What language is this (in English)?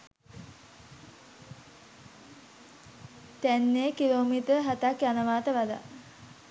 Sinhala